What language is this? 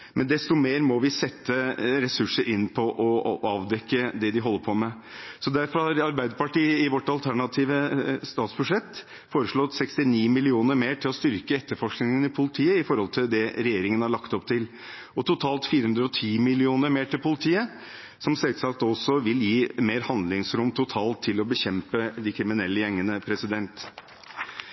Norwegian Bokmål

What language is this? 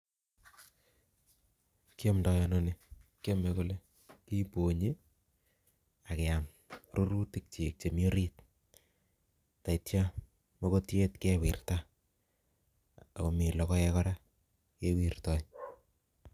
Kalenjin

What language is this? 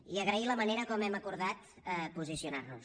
Catalan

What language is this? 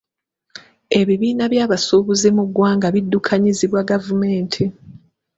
Ganda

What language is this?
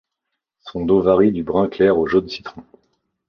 French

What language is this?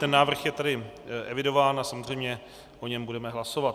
Czech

